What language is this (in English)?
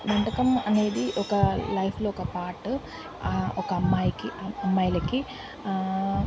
Telugu